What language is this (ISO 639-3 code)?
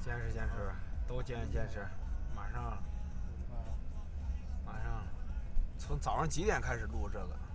zho